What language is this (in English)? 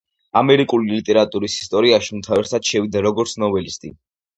Georgian